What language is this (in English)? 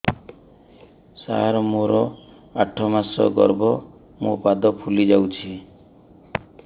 Odia